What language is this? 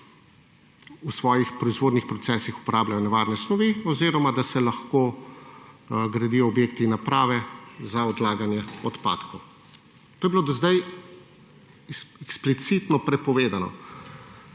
Slovenian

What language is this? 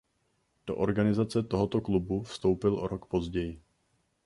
Czech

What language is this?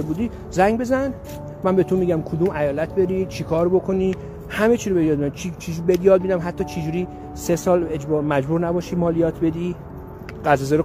Persian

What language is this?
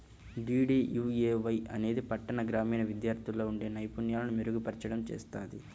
Telugu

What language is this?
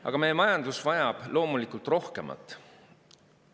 Estonian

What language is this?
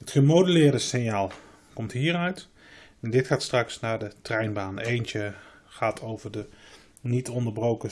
Dutch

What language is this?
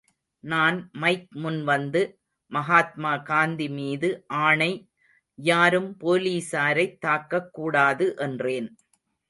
Tamil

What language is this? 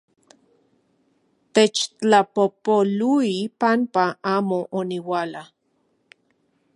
Central Puebla Nahuatl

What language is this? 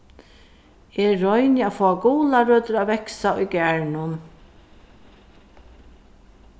Faroese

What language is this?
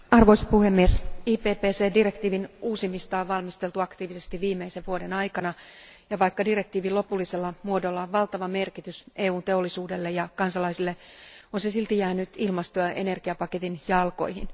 Finnish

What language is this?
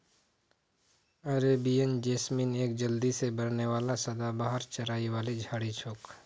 Magahi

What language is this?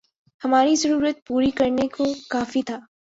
Urdu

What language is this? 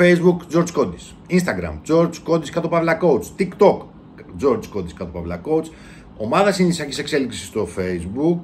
Greek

